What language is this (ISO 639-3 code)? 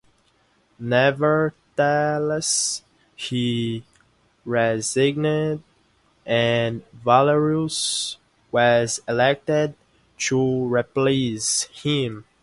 eng